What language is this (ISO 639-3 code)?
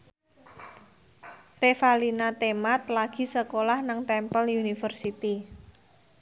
jav